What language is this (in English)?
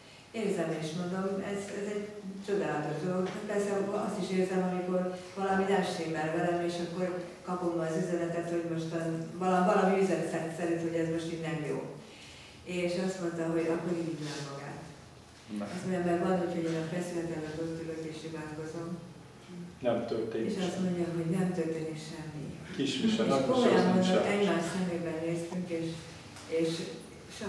Hungarian